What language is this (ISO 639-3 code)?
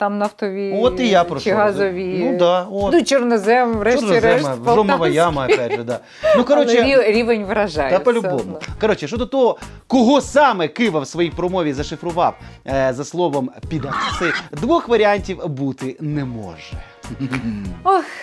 ukr